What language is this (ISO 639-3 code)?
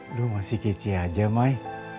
ind